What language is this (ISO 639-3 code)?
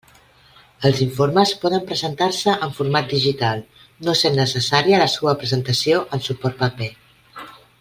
cat